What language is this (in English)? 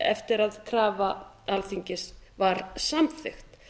Icelandic